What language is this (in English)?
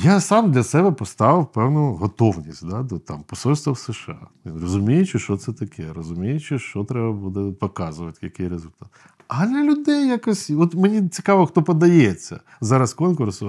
Ukrainian